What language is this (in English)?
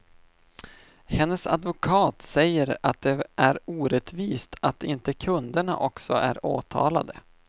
Swedish